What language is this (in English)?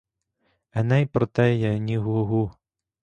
Ukrainian